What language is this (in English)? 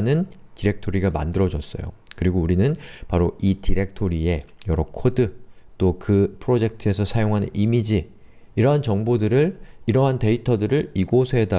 Korean